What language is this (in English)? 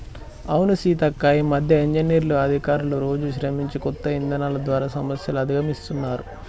Telugu